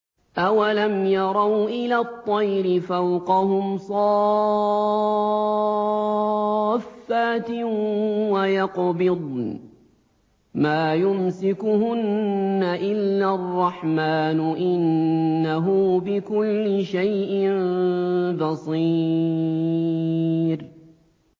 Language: Arabic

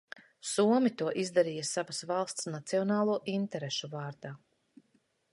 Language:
Latvian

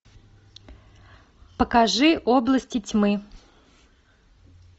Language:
Russian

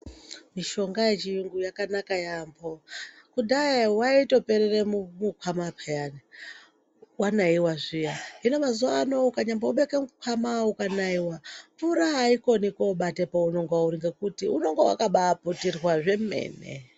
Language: Ndau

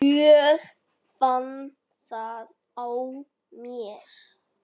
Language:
Icelandic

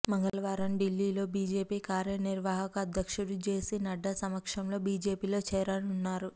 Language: Telugu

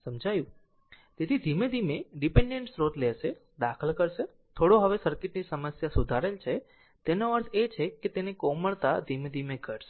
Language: Gujarati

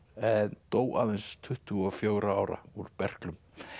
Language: Icelandic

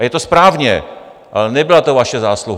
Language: Czech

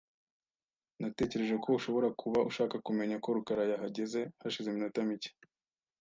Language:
Kinyarwanda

